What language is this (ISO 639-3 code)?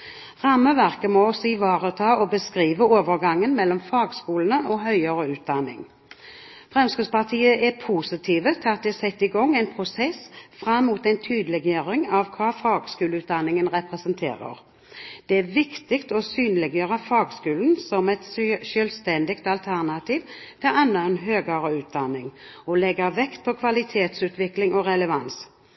nob